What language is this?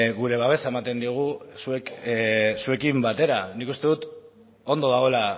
Basque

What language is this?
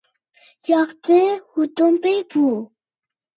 Uyghur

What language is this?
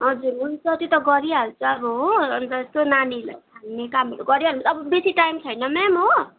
Nepali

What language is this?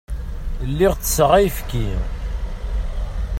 Kabyle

